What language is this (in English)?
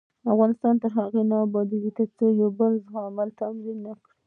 Pashto